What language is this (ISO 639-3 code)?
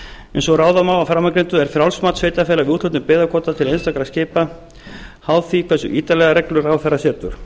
isl